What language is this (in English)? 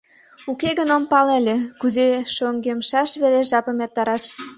Mari